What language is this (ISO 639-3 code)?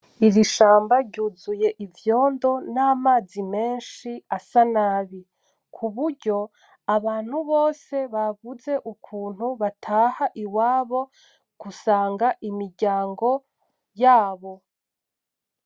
run